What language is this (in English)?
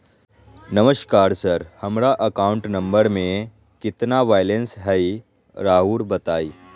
Magahi